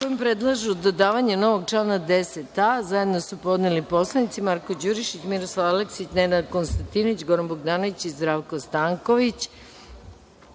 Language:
Serbian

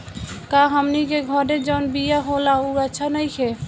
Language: Bhojpuri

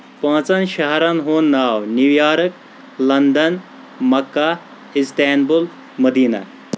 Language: Kashmiri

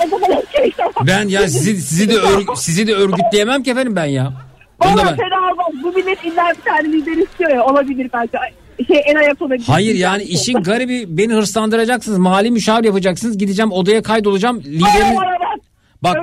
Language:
Turkish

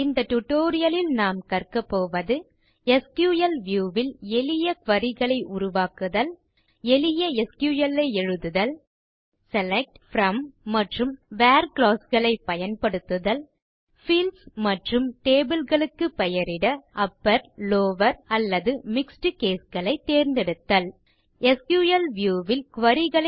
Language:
Tamil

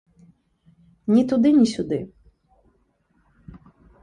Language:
Belarusian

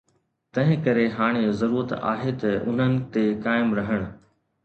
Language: Sindhi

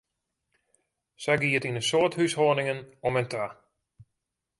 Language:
Western Frisian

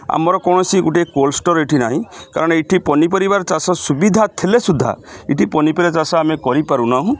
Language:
Odia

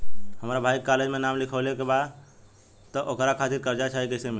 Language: Bhojpuri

